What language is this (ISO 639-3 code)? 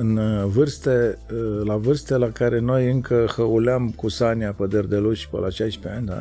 ron